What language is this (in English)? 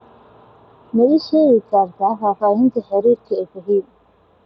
Somali